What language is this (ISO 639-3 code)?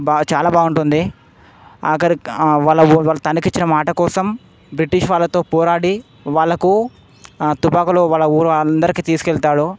tel